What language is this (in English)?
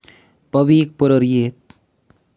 Kalenjin